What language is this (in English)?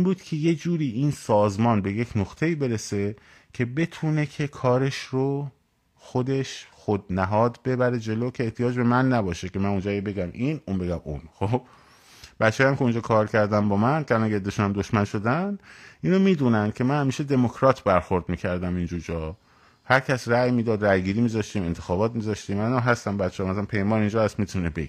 Persian